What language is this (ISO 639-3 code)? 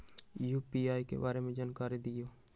mag